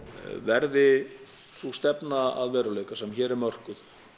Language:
Icelandic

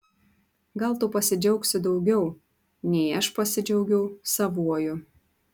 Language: Lithuanian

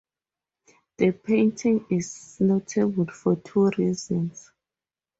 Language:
English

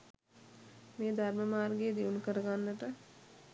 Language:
Sinhala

